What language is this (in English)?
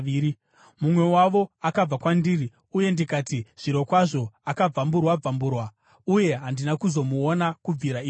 Shona